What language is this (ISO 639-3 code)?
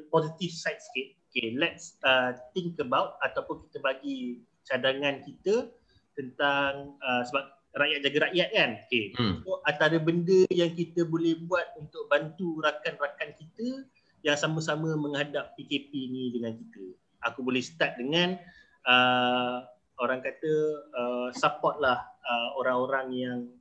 msa